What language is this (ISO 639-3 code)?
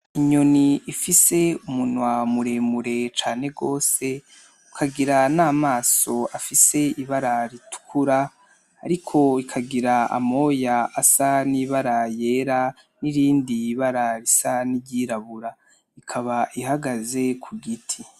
run